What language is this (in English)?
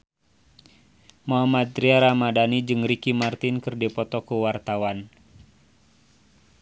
Sundanese